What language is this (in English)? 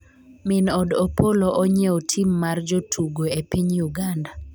Luo (Kenya and Tanzania)